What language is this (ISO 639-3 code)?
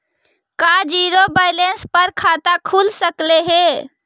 mag